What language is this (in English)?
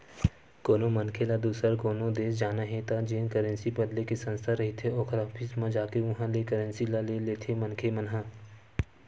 Chhattisgarhi